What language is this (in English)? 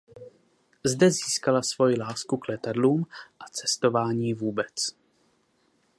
Czech